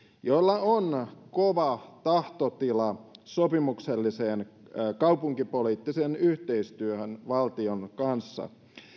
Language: Finnish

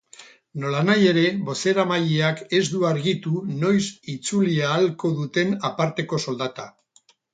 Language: Basque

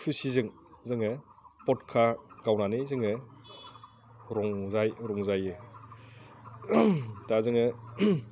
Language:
Bodo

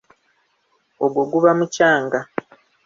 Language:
Ganda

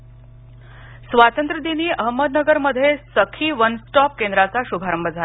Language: Marathi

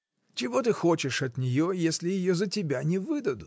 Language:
Russian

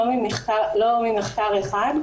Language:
Hebrew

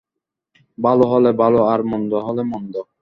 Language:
Bangla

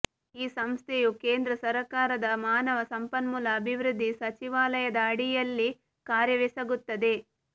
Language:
Kannada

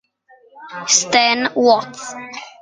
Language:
Italian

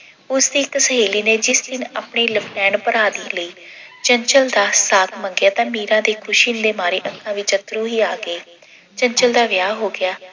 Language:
Punjabi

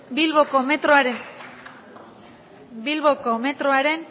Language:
Basque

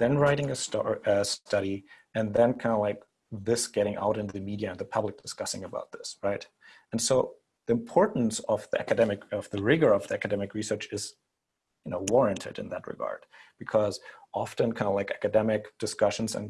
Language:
English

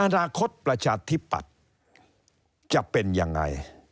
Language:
Thai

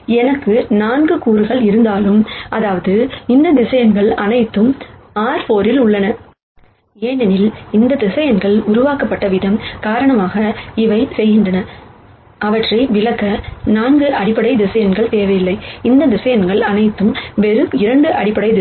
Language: Tamil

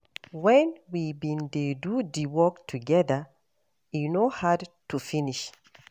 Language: Nigerian Pidgin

